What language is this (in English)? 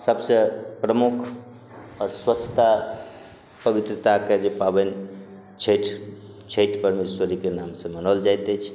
Maithili